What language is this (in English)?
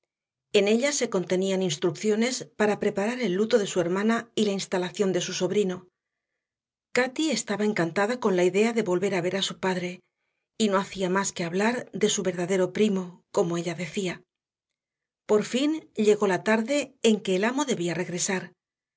Spanish